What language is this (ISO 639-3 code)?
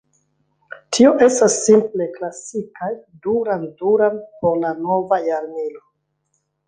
epo